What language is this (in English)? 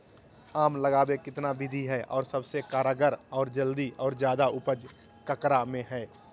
Magahi